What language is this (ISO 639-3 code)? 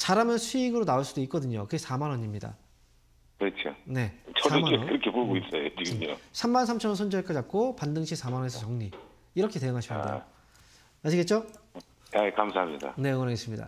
kor